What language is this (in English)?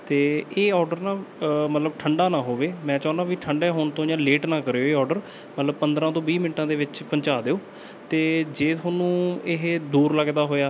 Punjabi